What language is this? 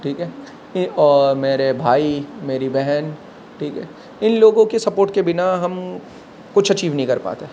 Urdu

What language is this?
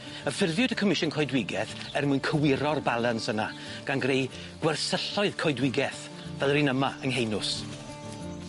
Welsh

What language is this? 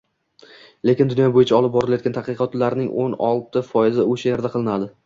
Uzbek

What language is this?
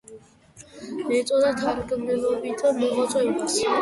Georgian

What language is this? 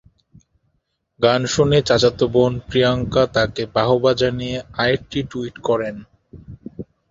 Bangla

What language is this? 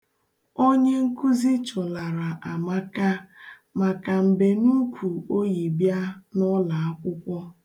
Igbo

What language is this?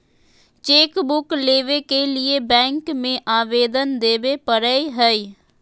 Magahi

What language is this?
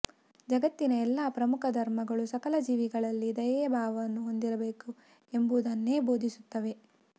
Kannada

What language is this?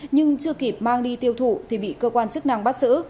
Vietnamese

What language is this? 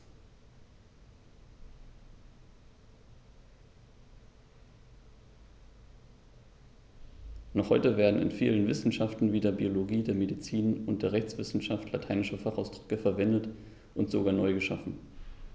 German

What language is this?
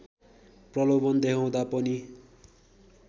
Nepali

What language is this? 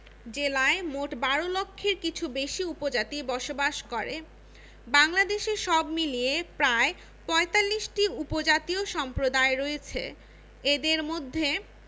Bangla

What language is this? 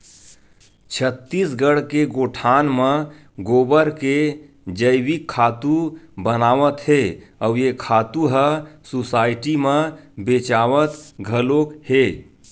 Chhattisgarhi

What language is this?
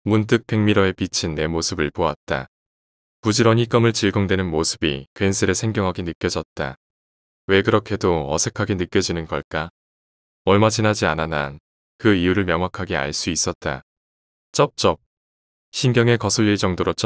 Korean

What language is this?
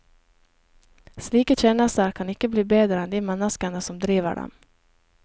Norwegian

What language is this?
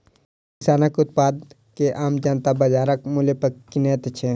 Maithili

